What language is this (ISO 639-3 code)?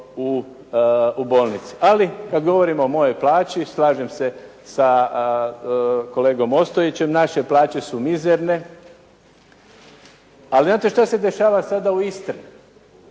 hrv